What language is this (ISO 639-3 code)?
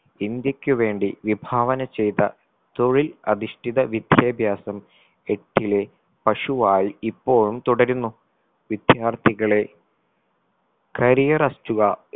mal